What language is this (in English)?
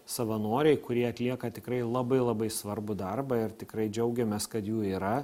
Lithuanian